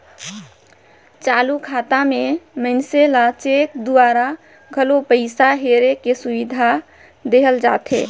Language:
Chhattisgarhi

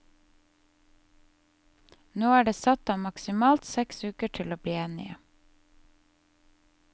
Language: Norwegian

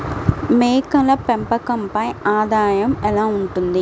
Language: Telugu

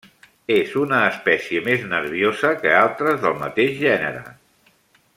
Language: Catalan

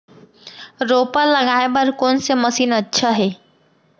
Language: Chhattisgarhi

